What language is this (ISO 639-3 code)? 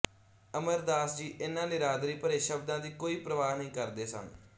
pan